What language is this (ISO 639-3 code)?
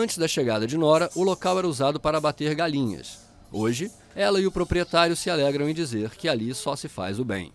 por